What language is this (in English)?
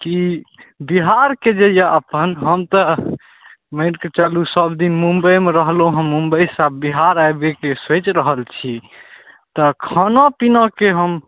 Maithili